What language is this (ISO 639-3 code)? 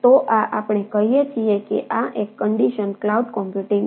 guj